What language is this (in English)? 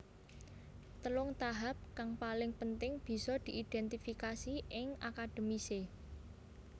Javanese